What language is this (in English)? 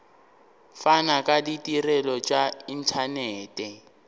Northern Sotho